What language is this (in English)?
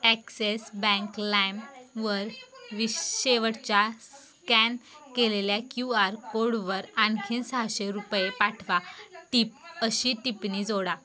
Marathi